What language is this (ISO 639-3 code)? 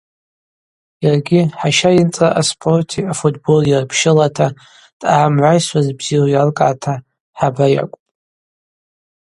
abq